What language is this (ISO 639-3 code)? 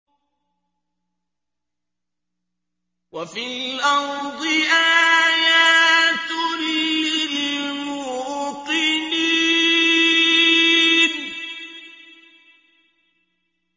ara